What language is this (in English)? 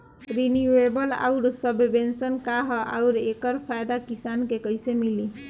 Bhojpuri